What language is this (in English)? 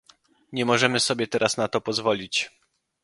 Polish